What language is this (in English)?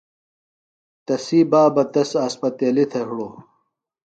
Phalura